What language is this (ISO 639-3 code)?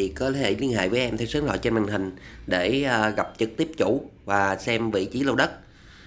vie